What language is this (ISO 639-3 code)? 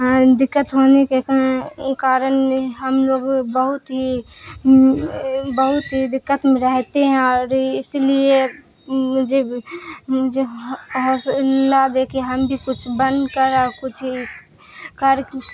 urd